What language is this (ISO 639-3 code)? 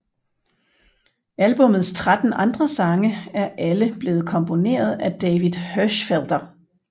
dan